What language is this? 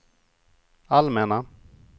Swedish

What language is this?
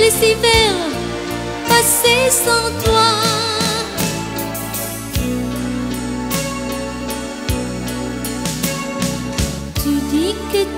Vietnamese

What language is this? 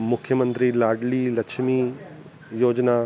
Sindhi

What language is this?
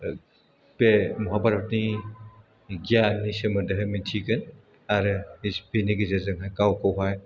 Bodo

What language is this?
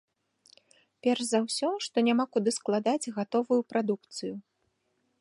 Belarusian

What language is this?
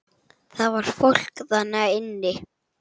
Icelandic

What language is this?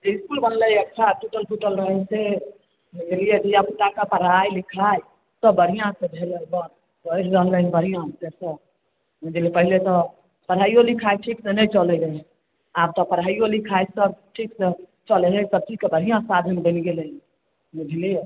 Maithili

